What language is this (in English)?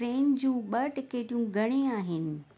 Sindhi